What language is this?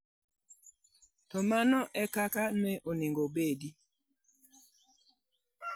Luo (Kenya and Tanzania)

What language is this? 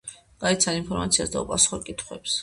Georgian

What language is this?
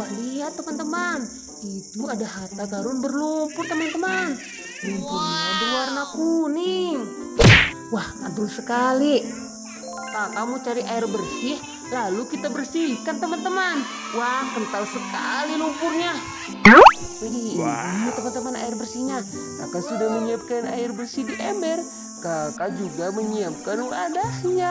Indonesian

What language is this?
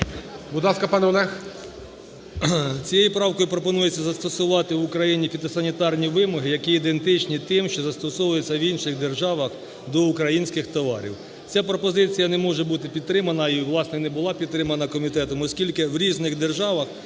Ukrainian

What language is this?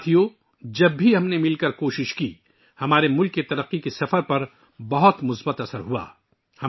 Urdu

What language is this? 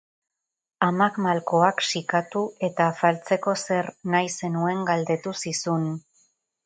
Basque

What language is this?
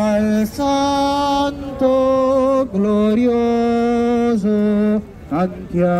Italian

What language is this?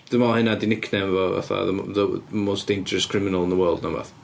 Welsh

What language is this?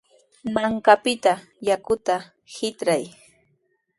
Sihuas Ancash Quechua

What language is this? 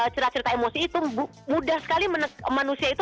Indonesian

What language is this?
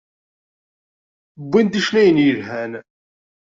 Kabyle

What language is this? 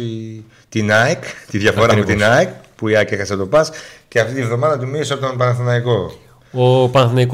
Greek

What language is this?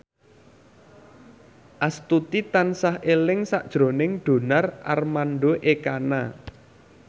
Javanese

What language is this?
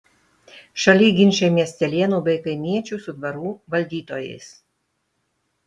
Lithuanian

